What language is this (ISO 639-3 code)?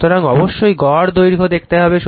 ben